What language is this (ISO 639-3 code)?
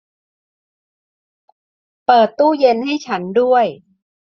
tha